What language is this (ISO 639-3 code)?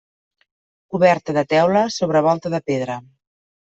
cat